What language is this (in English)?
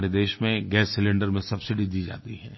Hindi